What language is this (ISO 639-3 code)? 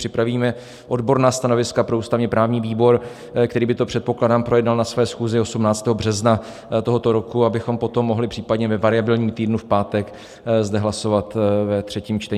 ces